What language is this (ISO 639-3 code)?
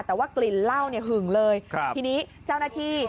tha